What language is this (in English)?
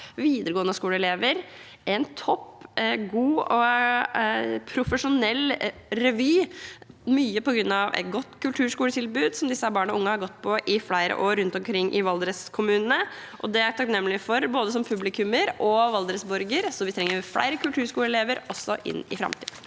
Norwegian